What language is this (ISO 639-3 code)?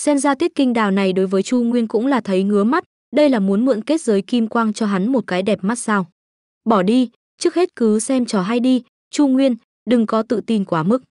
vie